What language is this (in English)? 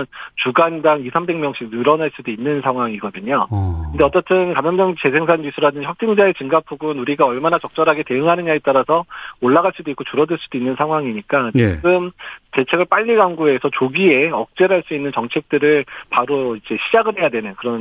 Korean